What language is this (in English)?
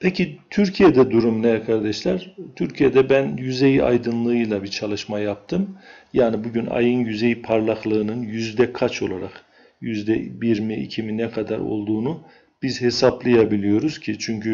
Turkish